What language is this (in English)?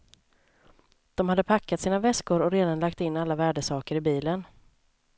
Swedish